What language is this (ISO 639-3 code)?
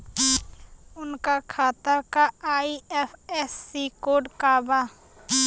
bho